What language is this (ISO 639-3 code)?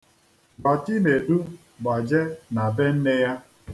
ibo